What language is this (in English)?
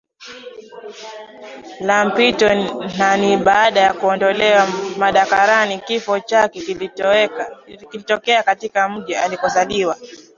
Swahili